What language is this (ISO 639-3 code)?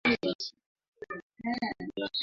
swa